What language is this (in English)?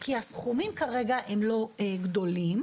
Hebrew